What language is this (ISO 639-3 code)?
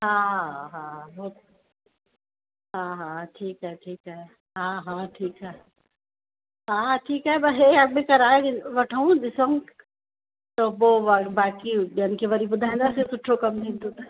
snd